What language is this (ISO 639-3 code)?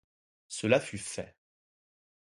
fra